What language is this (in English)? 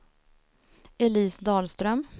Swedish